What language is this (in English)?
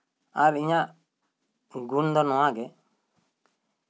Santali